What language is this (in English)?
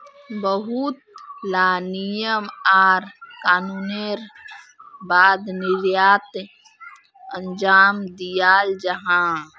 Magahi